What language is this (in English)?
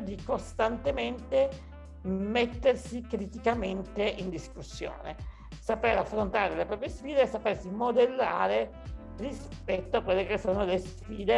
Italian